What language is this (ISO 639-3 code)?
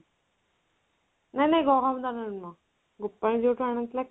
ori